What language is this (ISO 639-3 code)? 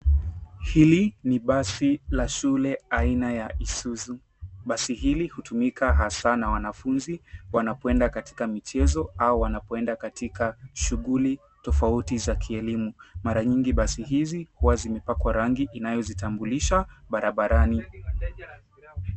swa